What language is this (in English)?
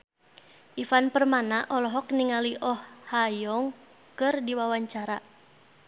Sundanese